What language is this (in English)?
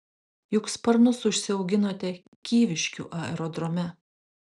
Lithuanian